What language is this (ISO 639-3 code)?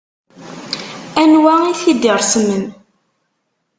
kab